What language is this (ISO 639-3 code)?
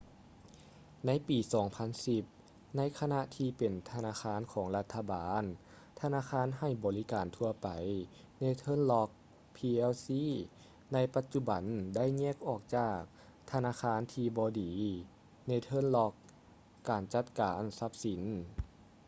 lao